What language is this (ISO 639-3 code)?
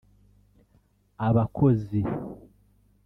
kin